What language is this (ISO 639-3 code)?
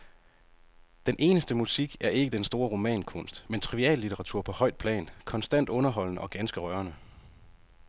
dan